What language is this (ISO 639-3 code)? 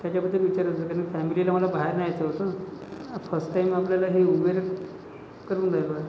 mar